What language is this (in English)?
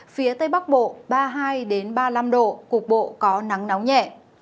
Vietnamese